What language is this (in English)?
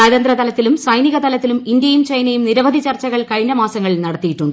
Malayalam